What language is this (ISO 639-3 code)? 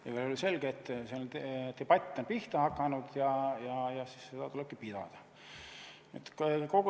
est